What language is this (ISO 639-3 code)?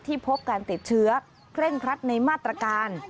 tha